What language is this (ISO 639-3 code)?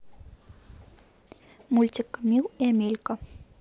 rus